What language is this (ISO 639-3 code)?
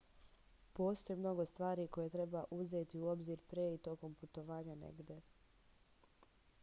srp